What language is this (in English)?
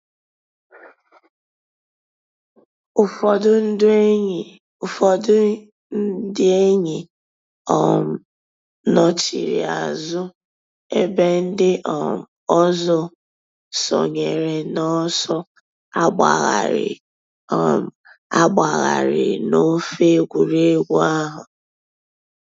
Igbo